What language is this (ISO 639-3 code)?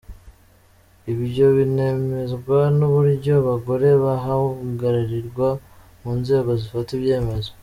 kin